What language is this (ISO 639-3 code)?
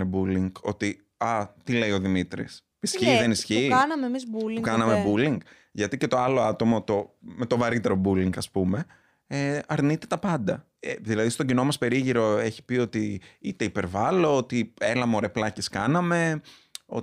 ell